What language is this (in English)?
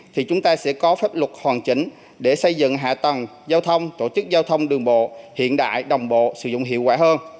Vietnamese